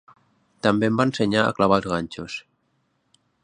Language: Catalan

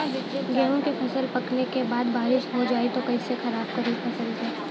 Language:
Bhojpuri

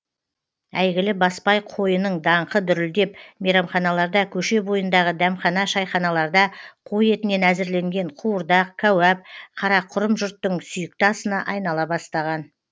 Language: Kazakh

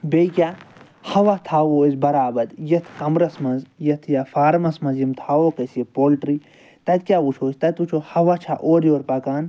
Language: Kashmiri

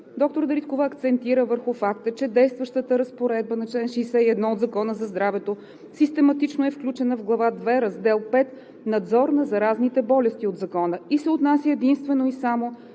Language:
Bulgarian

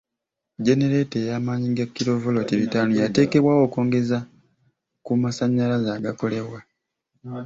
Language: Ganda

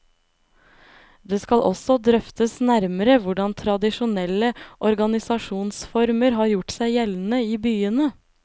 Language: Norwegian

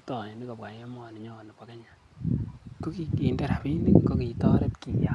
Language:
Kalenjin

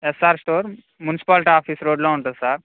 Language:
Telugu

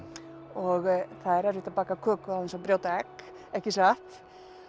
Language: Icelandic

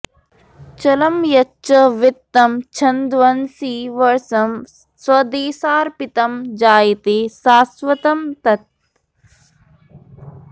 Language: Sanskrit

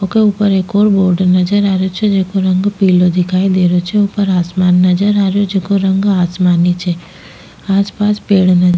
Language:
Rajasthani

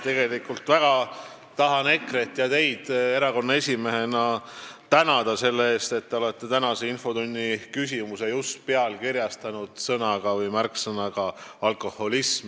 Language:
Estonian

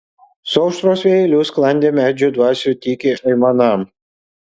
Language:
Lithuanian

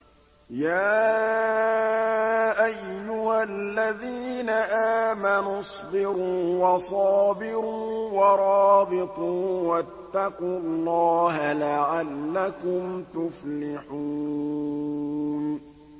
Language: Arabic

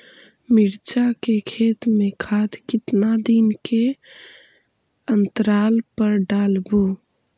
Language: Magahi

